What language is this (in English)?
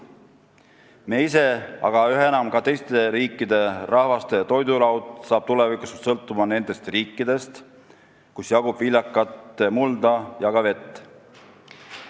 Estonian